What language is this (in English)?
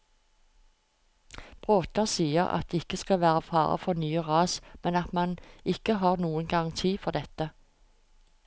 Norwegian